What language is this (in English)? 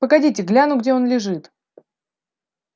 Russian